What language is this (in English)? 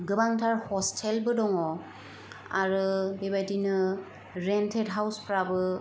Bodo